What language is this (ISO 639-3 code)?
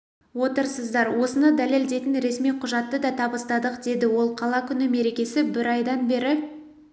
kaz